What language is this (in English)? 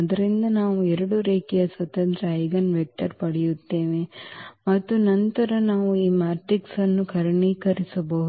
Kannada